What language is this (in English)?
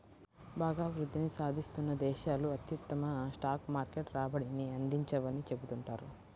Telugu